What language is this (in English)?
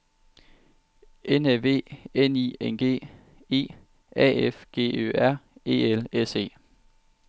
Danish